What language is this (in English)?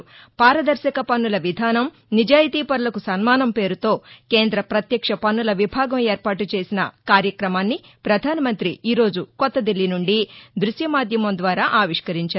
Telugu